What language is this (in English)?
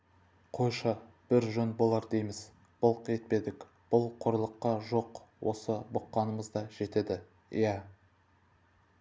Kazakh